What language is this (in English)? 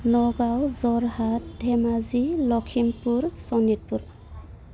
Bodo